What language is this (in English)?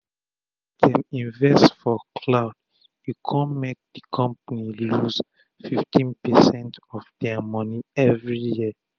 Nigerian Pidgin